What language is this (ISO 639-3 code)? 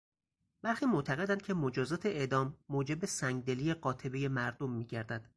fas